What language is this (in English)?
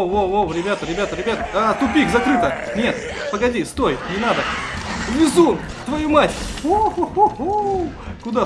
Russian